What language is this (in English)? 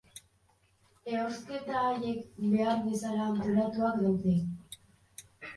Basque